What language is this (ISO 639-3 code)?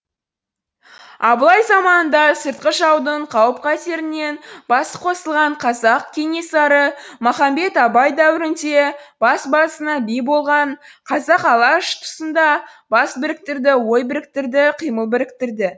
kaz